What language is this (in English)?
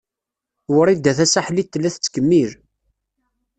Kabyle